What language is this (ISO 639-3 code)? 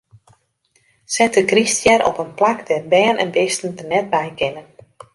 fry